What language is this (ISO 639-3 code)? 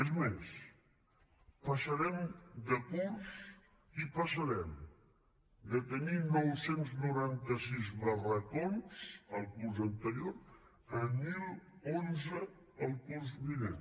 cat